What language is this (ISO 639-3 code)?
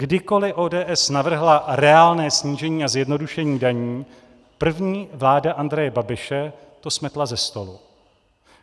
ces